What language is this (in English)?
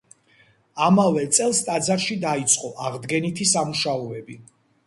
Georgian